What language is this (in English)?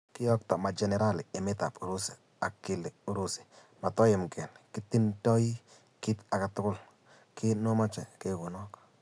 Kalenjin